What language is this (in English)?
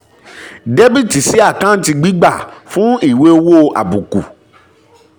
Yoruba